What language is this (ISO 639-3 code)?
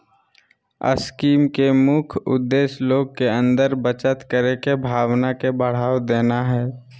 mag